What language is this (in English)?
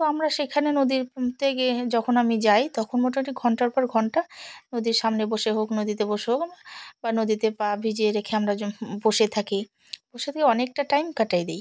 Bangla